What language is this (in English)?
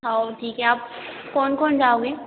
Hindi